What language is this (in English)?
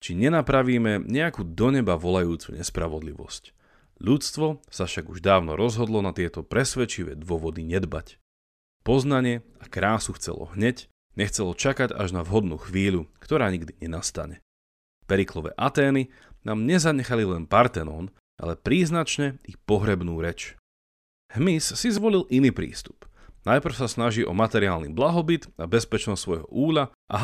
Slovak